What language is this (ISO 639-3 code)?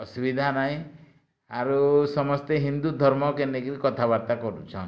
ori